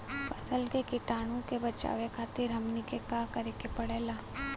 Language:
Bhojpuri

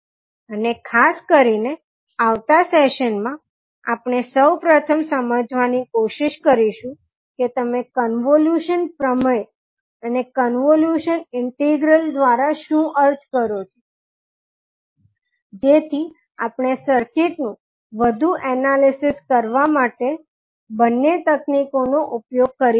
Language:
Gujarati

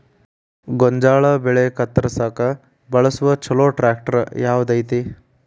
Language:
Kannada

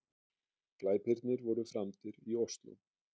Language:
Icelandic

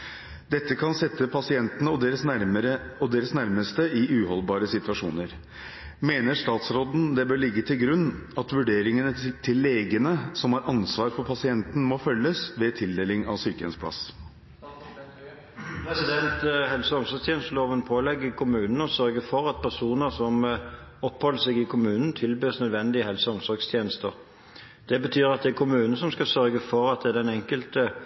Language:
Norwegian Bokmål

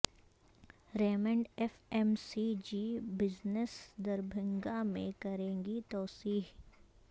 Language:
Urdu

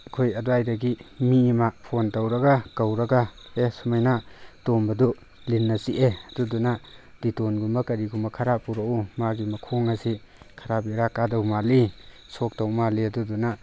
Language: Manipuri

